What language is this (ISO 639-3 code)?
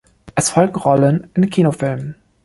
deu